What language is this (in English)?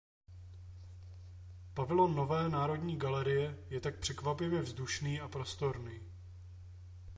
Czech